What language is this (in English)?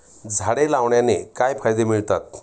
Marathi